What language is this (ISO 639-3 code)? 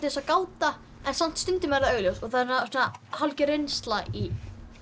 isl